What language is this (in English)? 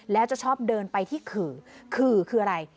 Thai